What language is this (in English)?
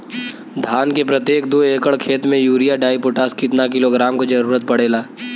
Bhojpuri